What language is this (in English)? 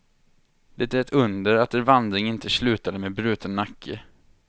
Swedish